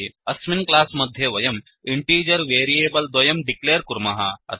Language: Sanskrit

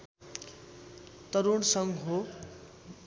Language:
Nepali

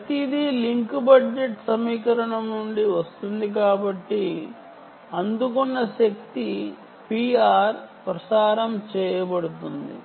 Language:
Telugu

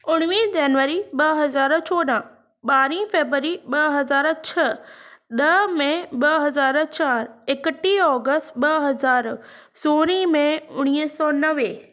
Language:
Sindhi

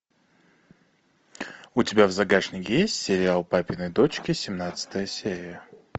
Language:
Russian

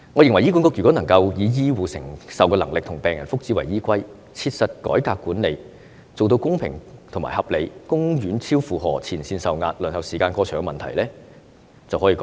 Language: Cantonese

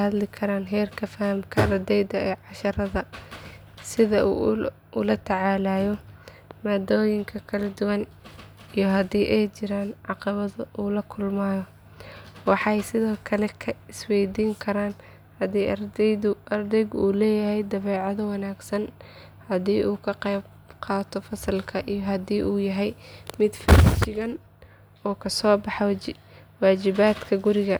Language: Somali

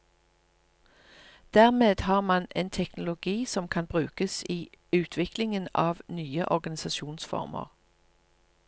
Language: Norwegian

